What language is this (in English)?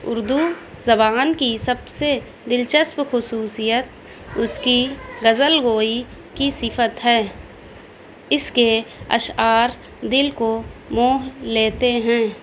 Urdu